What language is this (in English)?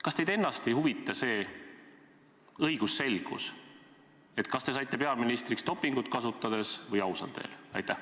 Estonian